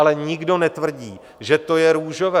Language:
Czech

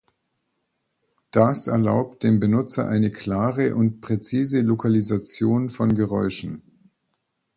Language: German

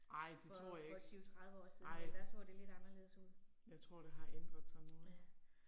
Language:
Danish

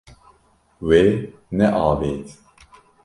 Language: Kurdish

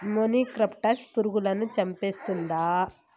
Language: Telugu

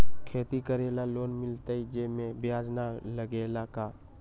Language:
Magahi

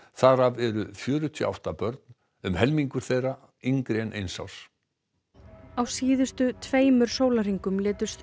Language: Icelandic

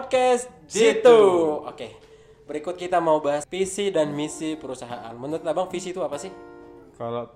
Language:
Indonesian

